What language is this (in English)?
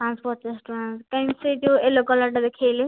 Odia